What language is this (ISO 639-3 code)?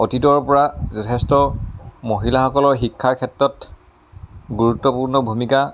asm